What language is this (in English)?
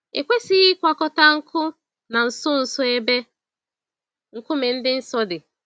Igbo